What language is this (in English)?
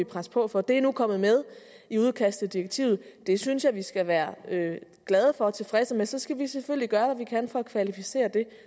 Danish